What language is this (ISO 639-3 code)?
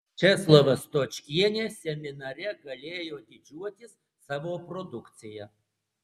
lit